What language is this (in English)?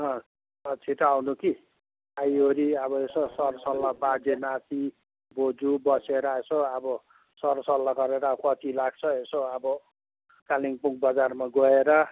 Nepali